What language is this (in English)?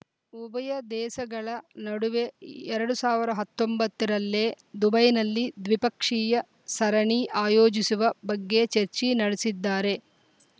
Kannada